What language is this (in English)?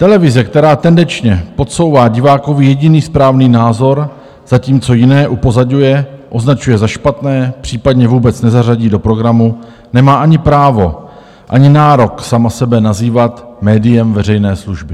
Czech